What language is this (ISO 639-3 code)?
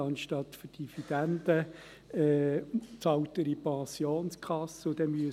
gsw